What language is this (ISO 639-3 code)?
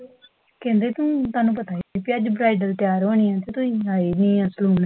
pan